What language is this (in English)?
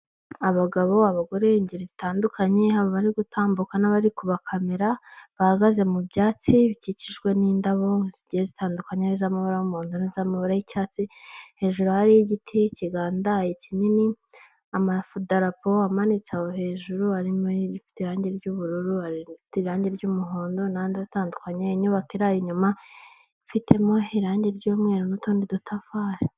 Kinyarwanda